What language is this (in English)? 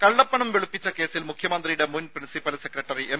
Malayalam